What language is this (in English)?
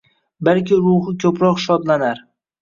Uzbek